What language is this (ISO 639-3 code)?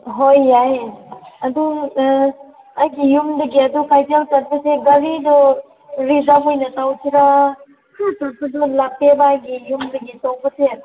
mni